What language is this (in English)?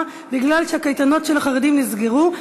Hebrew